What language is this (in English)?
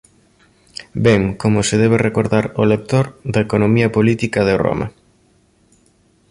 Galician